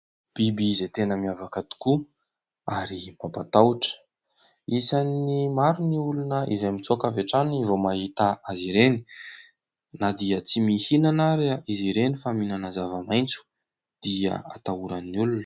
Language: Malagasy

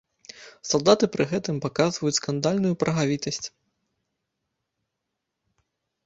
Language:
Belarusian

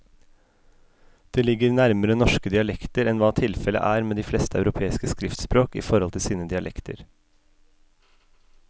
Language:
Norwegian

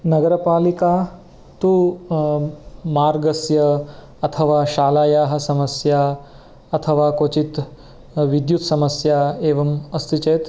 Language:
Sanskrit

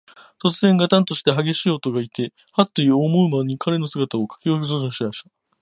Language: Japanese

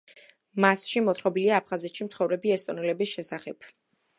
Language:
Georgian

